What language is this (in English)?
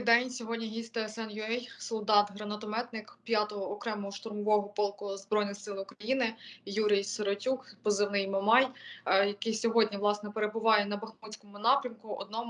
Ukrainian